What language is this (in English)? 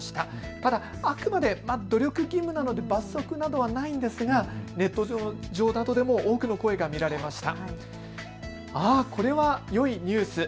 Japanese